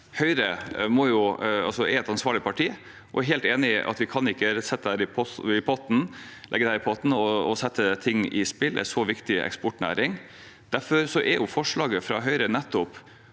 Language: Norwegian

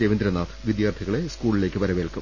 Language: Malayalam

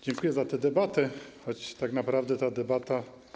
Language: Polish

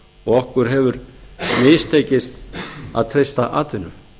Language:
Icelandic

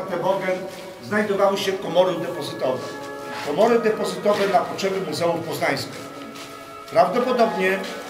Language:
Polish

